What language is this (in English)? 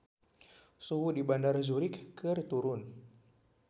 Sundanese